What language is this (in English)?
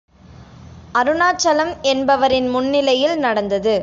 Tamil